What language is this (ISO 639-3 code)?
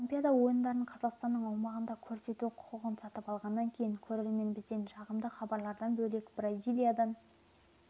kaz